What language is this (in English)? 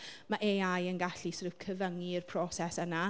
Welsh